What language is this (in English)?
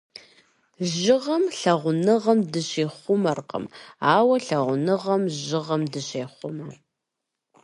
Kabardian